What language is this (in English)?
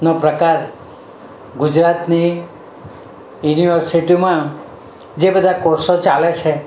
Gujarati